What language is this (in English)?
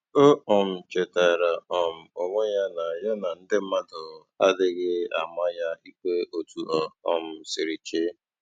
Igbo